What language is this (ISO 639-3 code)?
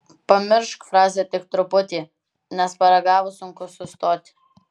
lit